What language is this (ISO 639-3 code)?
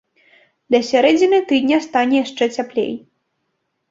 bel